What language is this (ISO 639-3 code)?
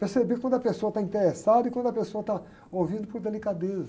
por